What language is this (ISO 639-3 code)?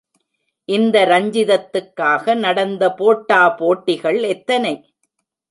tam